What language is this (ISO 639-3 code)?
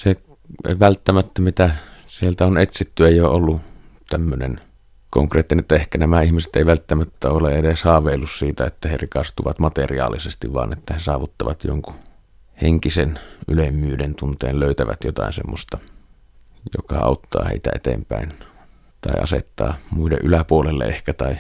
fin